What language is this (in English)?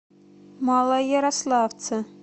Russian